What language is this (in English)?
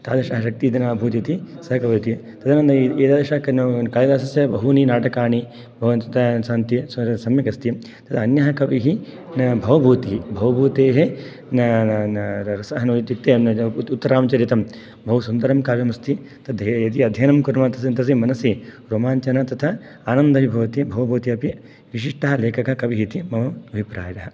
Sanskrit